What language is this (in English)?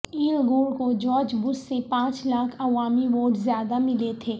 Urdu